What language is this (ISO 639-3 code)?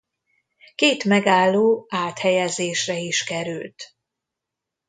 hun